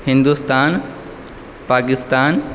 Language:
Maithili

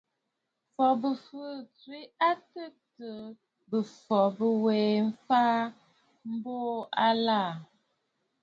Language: Bafut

